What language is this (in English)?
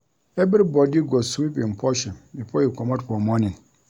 Nigerian Pidgin